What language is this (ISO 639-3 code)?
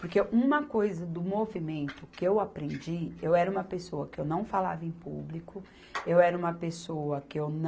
por